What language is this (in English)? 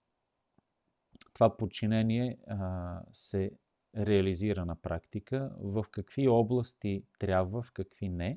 Bulgarian